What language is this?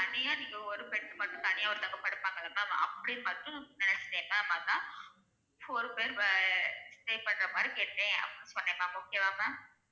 Tamil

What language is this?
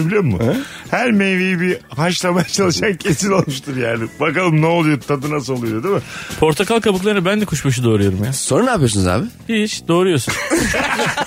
Turkish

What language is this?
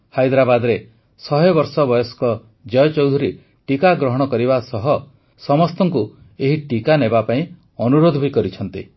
Odia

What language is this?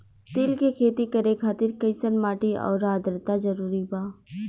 Bhojpuri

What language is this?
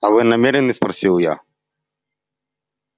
Russian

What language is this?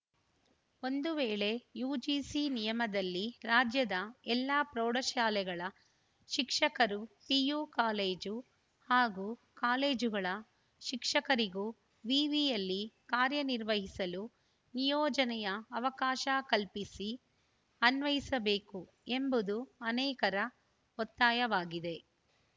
Kannada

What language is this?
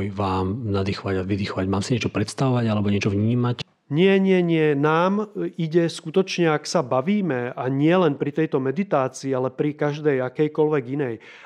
Slovak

